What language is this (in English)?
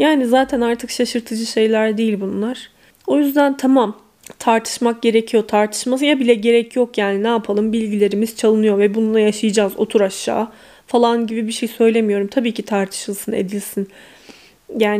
Turkish